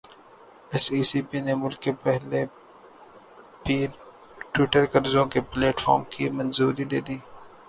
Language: Urdu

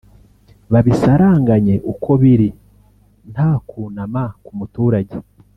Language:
Kinyarwanda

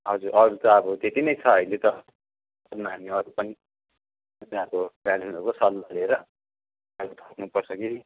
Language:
Nepali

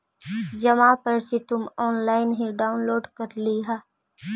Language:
Magahi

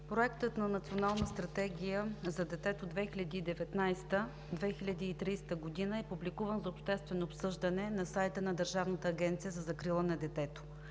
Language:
Bulgarian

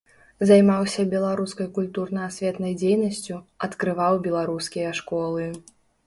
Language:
Belarusian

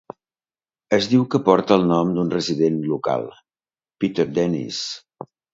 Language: Catalan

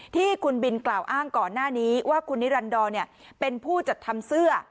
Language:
Thai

